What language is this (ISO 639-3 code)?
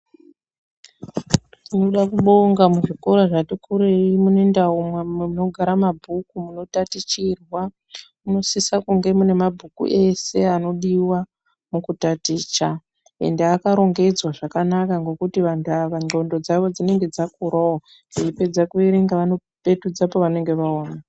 ndc